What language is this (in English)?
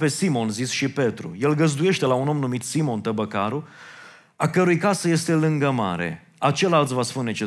Romanian